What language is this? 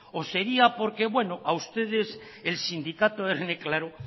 Spanish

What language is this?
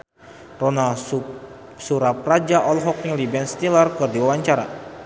Sundanese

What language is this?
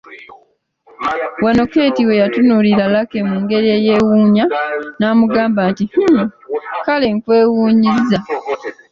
Ganda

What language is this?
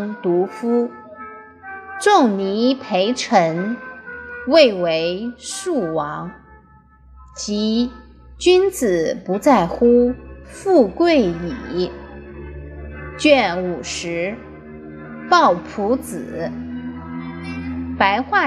Chinese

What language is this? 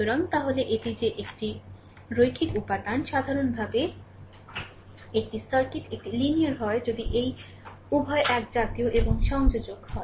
Bangla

